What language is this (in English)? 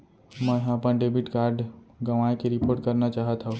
Chhattisgarhi